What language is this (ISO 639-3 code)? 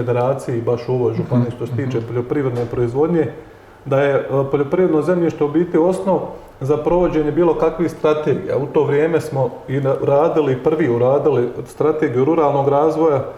hrv